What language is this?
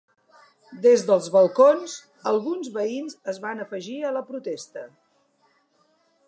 Catalan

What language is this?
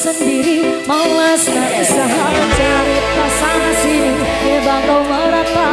Indonesian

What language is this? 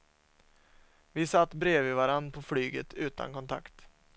Swedish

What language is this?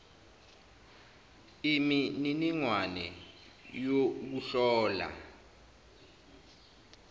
Zulu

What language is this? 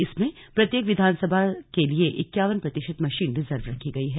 Hindi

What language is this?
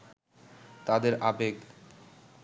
Bangla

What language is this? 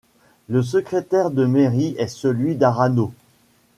French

